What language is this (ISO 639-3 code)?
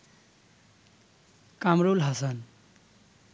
ben